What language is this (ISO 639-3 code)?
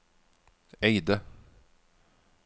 nor